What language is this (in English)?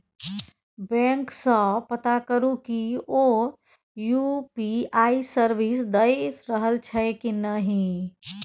Maithili